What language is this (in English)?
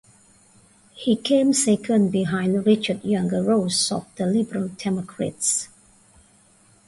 English